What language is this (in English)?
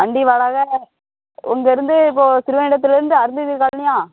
Tamil